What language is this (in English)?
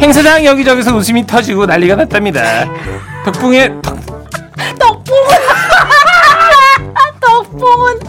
Korean